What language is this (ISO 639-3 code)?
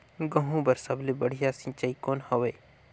hne